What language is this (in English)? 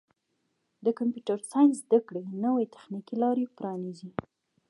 Pashto